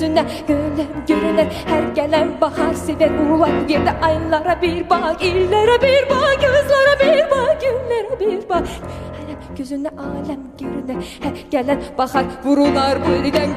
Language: Turkish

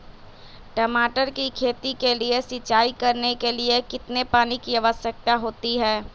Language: Magahi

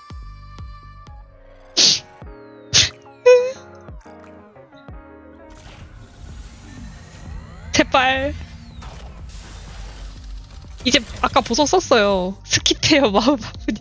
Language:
Korean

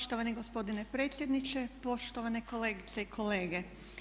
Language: Croatian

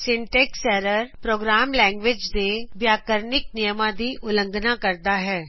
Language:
Punjabi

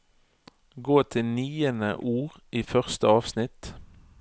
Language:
Norwegian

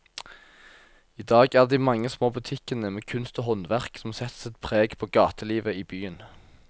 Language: Norwegian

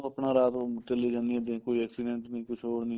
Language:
Punjabi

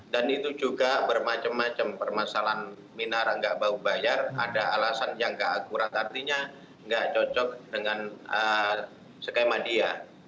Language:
Indonesian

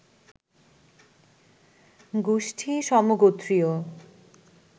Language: Bangla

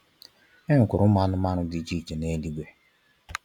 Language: Igbo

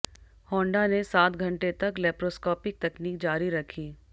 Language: Hindi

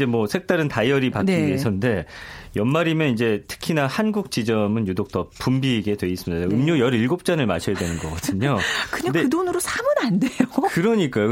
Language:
Korean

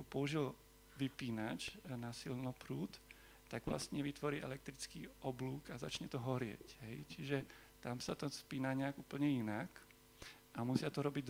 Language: Slovak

